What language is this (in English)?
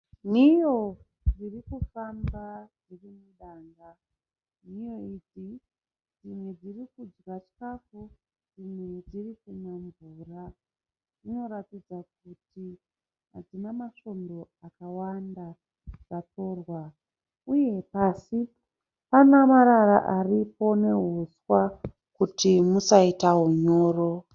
Shona